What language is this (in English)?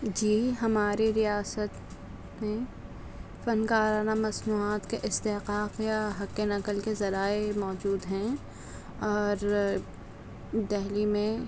Urdu